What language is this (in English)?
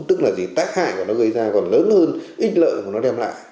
Vietnamese